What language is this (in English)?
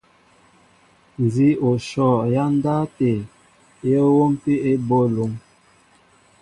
Mbo (Cameroon)